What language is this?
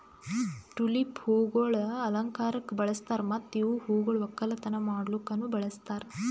Kannada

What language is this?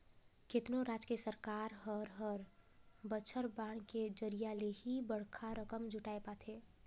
Chhattisgarhi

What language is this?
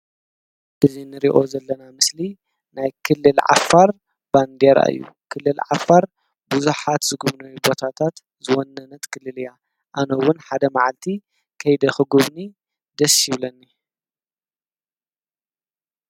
Tigrinya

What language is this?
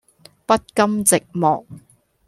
Cantonese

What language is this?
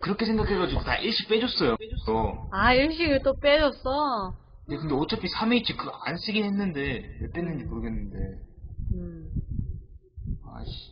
Korean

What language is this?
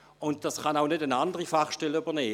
Swiss German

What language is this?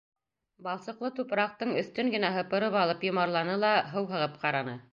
Bashkir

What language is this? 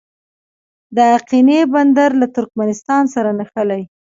Pashto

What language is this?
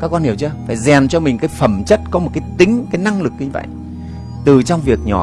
Vietnamese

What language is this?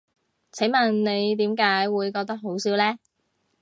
Cantonese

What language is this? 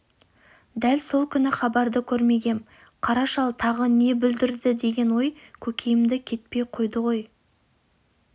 Kazakh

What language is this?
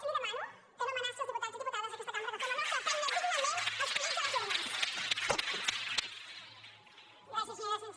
Catalan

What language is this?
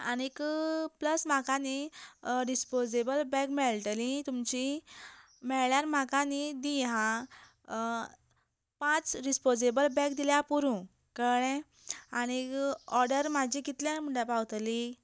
Konkani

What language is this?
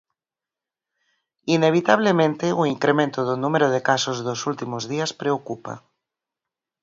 Galician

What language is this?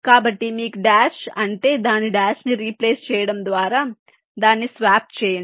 Telugu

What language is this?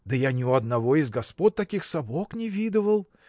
Russian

